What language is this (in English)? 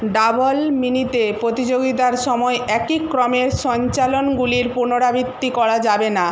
Bangla